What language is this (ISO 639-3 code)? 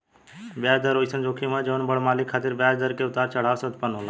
bho